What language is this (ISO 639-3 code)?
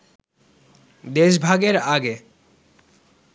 ben